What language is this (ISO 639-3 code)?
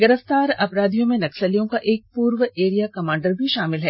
hin